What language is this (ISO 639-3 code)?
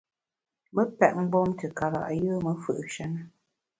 bax